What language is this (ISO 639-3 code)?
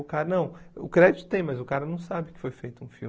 por